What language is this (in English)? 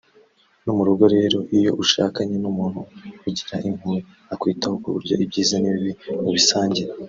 Kinyarwanda